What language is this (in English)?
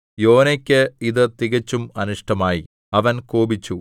Malayalam